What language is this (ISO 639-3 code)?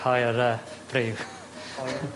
cym